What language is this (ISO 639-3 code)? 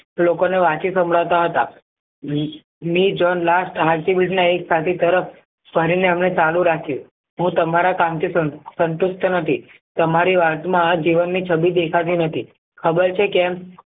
guj